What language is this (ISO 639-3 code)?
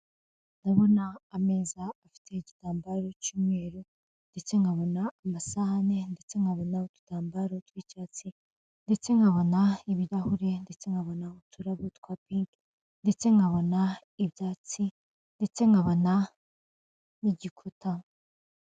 kin